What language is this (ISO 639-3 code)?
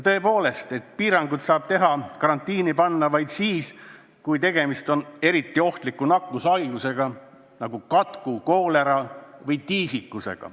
est